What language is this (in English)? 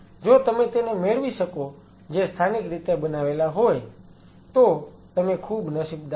Gujarati